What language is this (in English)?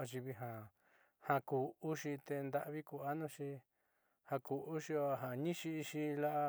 Southeastern Nochixtlán Mixtec